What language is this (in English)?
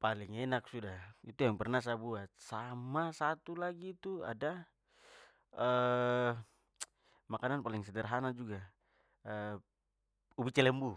Papuan Malay